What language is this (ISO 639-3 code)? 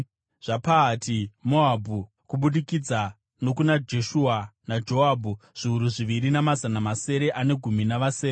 sna